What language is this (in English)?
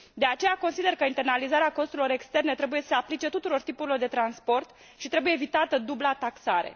Romanian